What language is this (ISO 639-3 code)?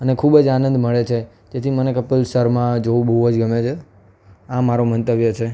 guj